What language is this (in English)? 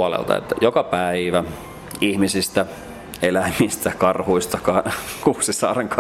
Finnish